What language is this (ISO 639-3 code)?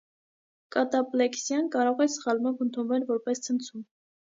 hye